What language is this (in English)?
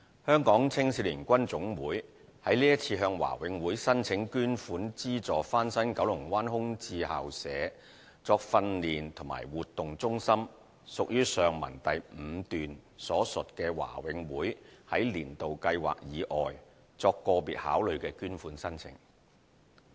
Cantonese